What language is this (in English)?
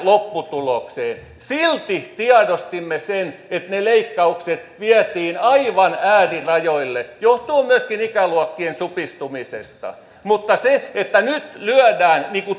Finnish